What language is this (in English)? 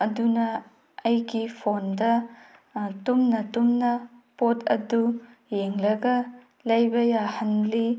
Manipuri